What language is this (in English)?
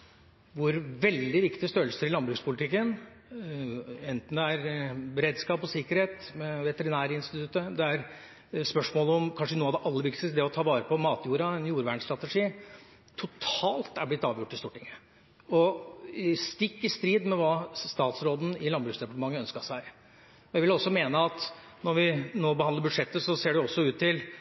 Norwegian Bokmål